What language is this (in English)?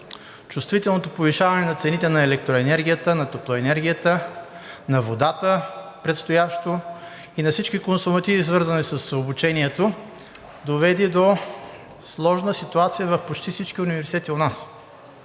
Bulgarian